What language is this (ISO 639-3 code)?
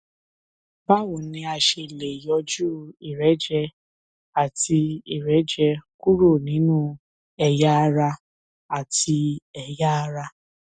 yor